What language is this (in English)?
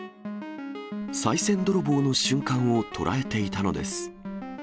Japanese